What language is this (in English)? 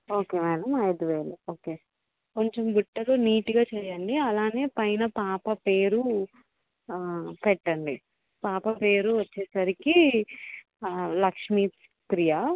Telugu